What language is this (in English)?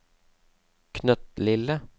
Norwegian